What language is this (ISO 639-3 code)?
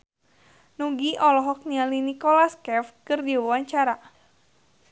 sun